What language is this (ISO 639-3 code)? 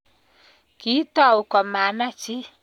kln